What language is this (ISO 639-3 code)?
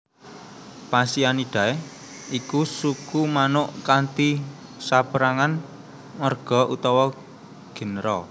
jav